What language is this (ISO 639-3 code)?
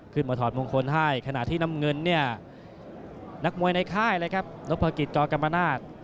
tha